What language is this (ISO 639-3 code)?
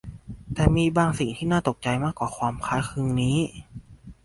tha